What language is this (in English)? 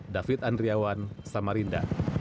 Indonesian